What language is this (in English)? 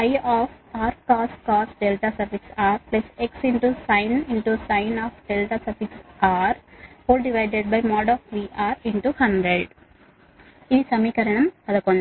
Telugu